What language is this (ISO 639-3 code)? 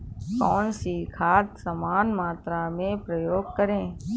hin